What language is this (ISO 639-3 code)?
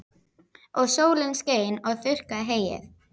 isl